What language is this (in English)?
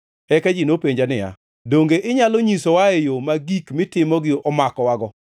Luo (Kenya and Tanzania)